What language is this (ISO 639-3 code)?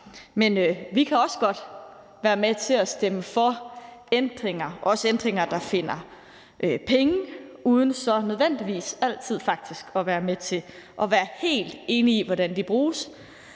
dan